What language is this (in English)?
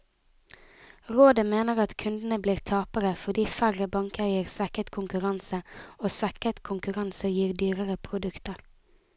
Norwegian